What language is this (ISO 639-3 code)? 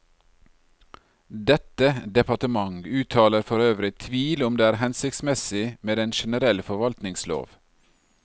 nor